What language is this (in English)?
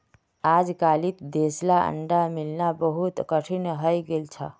Magahi